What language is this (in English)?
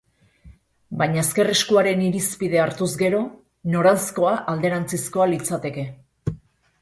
Basque